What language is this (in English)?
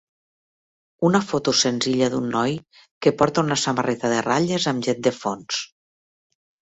Catalan